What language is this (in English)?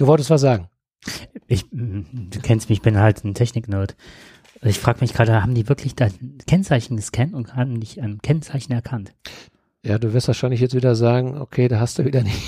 German